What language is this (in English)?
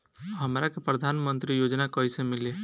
Bhojpuri